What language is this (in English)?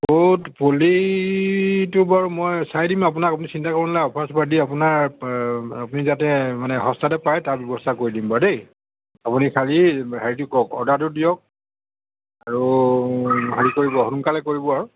Assamese